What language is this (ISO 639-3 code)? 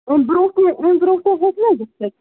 kas